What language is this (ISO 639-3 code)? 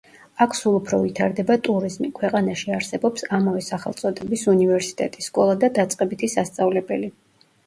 kat